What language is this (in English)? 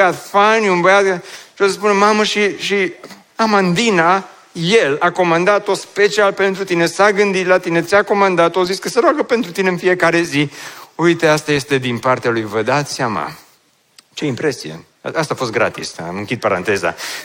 Romanian